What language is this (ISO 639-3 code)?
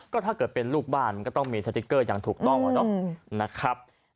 tha